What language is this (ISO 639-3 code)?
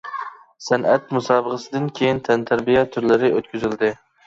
uig